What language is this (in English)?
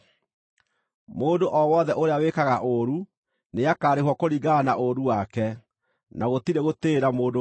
Kikuyu